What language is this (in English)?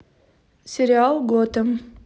Russian